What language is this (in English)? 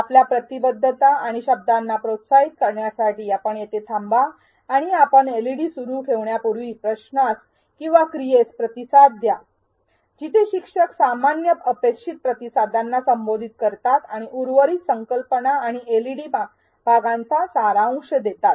Marathi